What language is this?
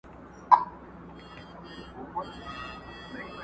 Pashto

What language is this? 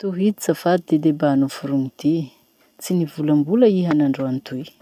Masikoro Malagasy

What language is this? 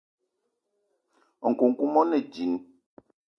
Eton (Cameroon)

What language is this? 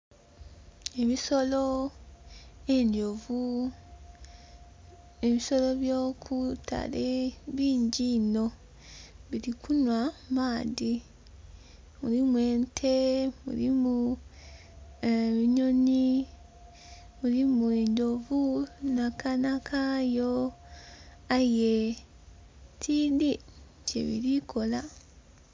Soga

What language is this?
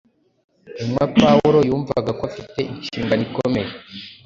Kinyarwanda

